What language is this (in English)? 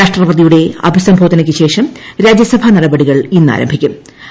Malayalam